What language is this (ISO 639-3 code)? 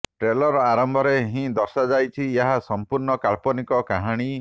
ori